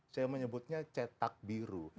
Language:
Indonesian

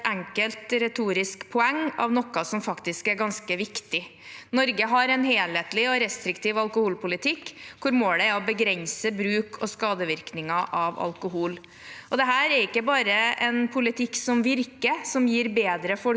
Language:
Norwegian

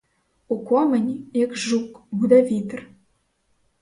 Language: Ukrainian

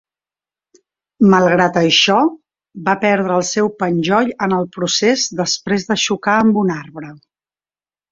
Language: Catalan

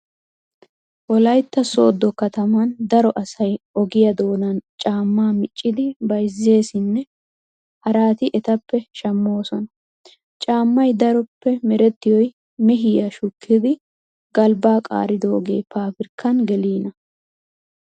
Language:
Wolaytta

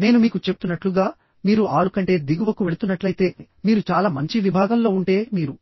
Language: Telugu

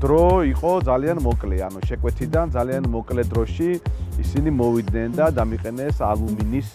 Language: Romanian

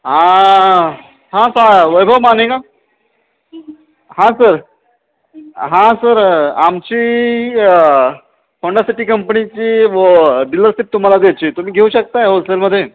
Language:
Marathi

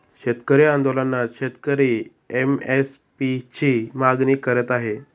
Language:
Marathi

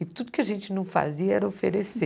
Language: Portuguese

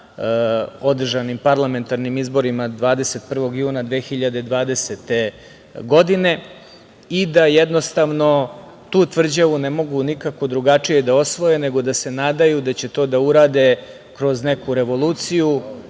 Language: Serbian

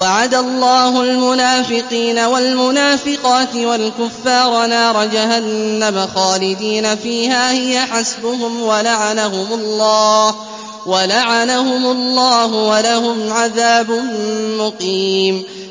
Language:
Arabic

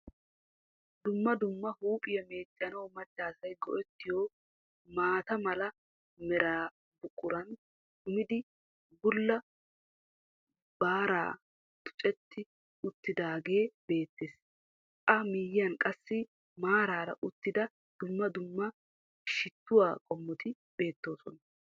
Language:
Wolaytta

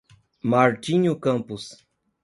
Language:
Portuguese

